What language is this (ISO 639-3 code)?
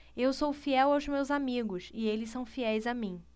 por